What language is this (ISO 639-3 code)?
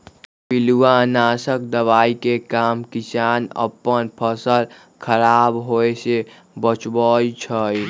mag